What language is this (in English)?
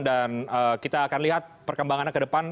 Indonesian